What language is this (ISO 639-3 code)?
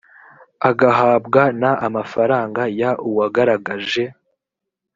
kin